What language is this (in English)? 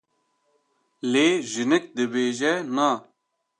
Kurdish